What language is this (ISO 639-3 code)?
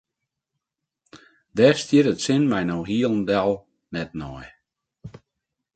fry